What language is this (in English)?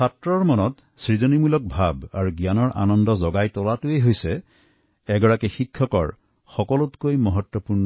Assamese